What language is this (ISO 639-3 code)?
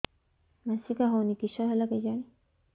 ori